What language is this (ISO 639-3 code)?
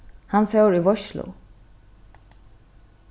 fao